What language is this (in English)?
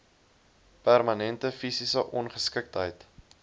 Afrikaans